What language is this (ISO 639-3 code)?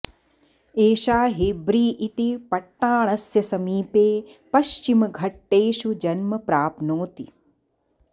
san